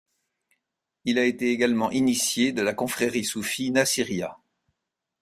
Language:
French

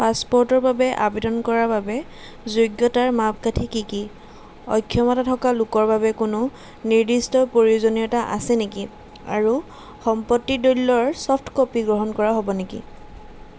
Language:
Assamese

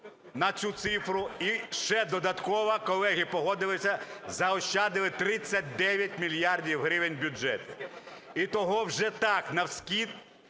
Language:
Ukrainian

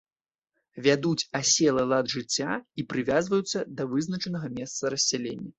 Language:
Belarusian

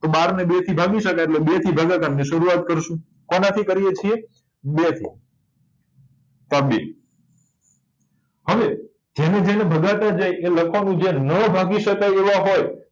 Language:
Gujarati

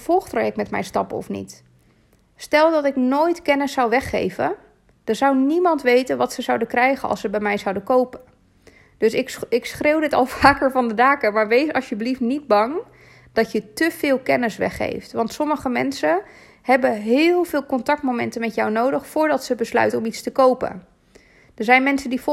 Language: Dutch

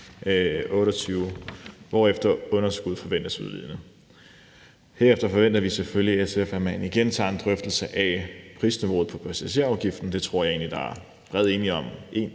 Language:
Danish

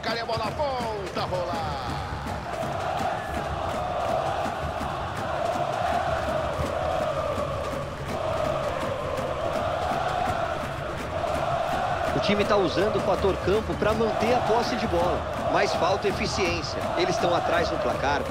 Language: Portuguese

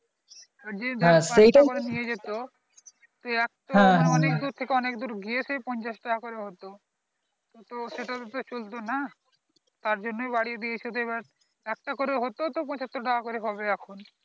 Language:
Bangla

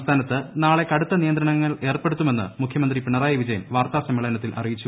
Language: Malayalam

